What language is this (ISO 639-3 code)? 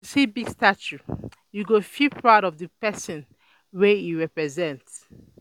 pcm